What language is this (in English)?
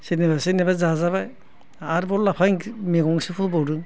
Bodo